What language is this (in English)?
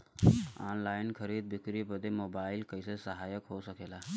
Bhojpuri